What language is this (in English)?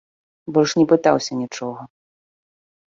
Belarusian